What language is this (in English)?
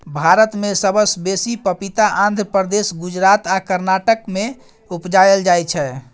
Maithili